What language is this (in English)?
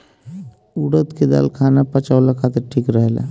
Bhojpuri